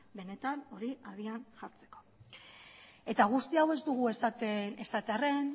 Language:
Basque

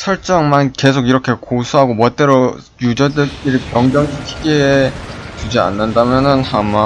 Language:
Korean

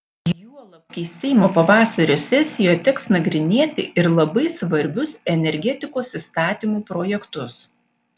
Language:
Lithuanian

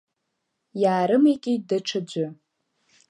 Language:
Abkhazian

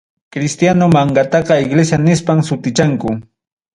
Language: Ayacucho Quechua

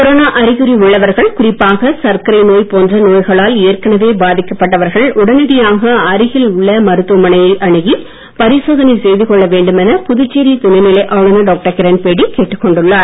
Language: Tamil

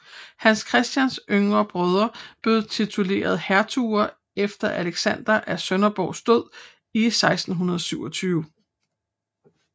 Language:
Danish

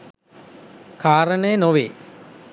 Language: Sinhala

